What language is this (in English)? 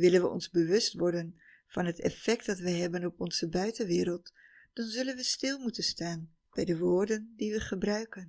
Dutch